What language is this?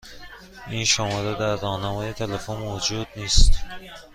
Persian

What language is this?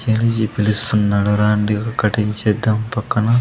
Telugu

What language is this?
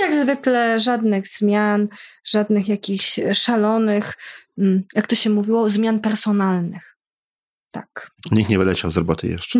Polish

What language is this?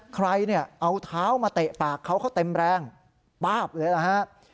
Thai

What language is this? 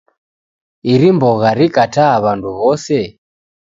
Taita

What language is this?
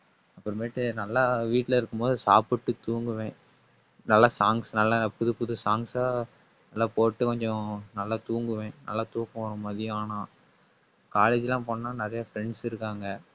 Tamil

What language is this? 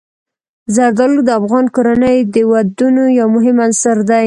Pashto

